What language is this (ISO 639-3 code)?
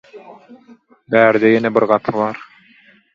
tuk